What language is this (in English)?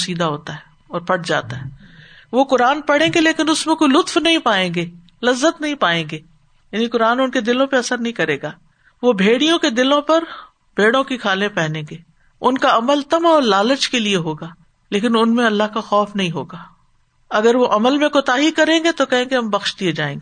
Urdu